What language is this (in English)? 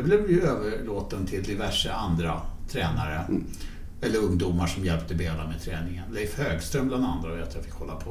Swedish